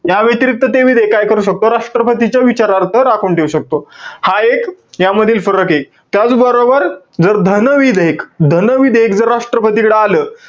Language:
Marathi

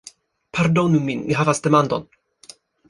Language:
Esperanto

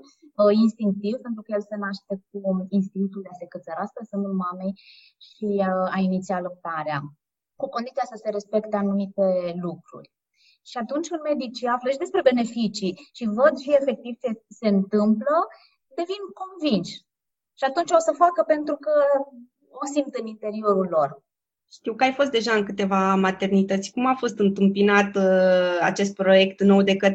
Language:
Romanian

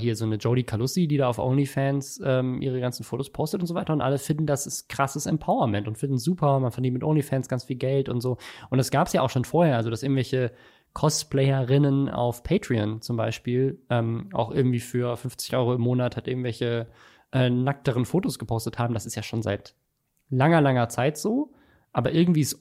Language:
German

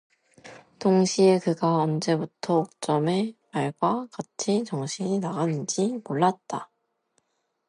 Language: Korean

